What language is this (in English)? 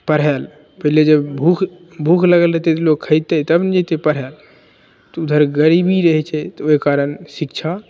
Maithili